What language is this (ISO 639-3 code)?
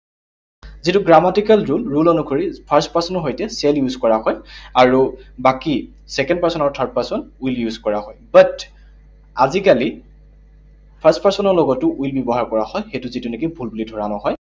asm